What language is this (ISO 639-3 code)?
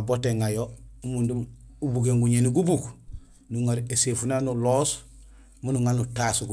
gsl